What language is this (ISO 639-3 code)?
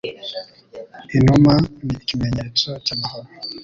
kin